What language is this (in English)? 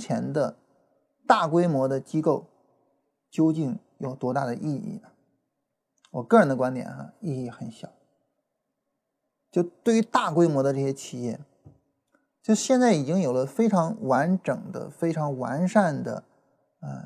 Chinese